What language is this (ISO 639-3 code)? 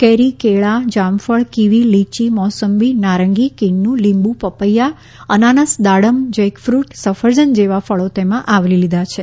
guj